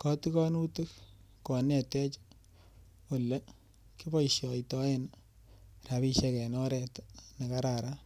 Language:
Kalenjin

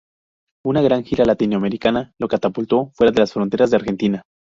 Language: Spanish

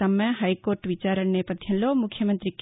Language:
Telugu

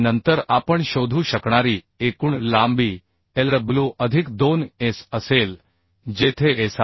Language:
Marathi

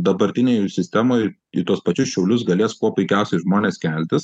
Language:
Lithuanian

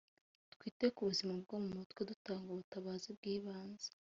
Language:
Kinyarwanda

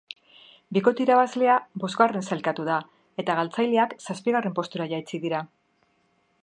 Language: Basque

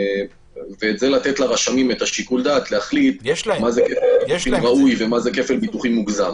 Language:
Hebrew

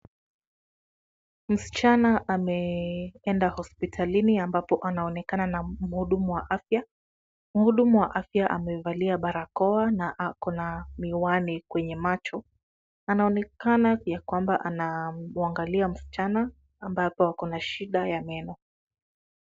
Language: Swahili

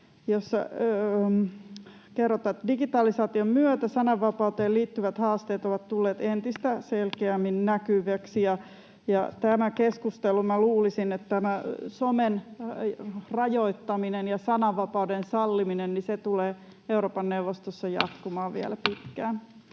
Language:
Finnish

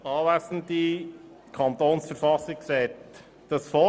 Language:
Swiss German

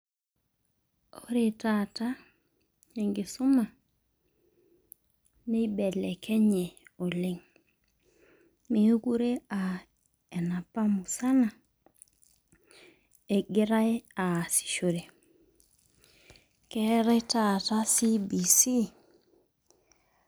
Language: Masai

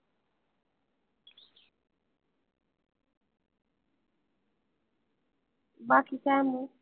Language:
Marathi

